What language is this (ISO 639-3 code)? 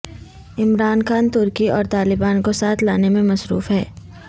urd